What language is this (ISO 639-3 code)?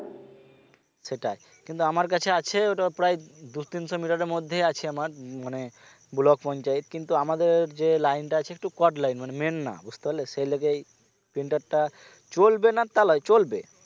ben